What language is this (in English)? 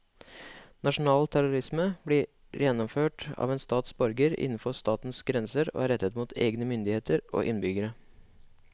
Norwegian